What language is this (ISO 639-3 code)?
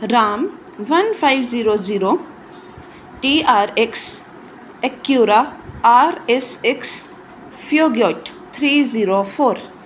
pan